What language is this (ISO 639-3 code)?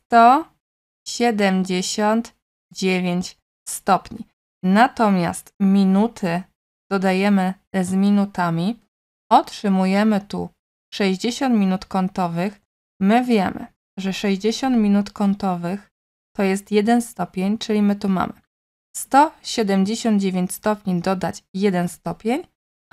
pol